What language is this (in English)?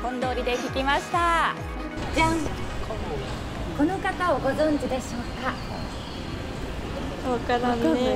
Japanese